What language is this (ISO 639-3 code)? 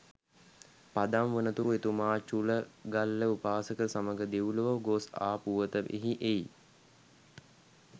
sin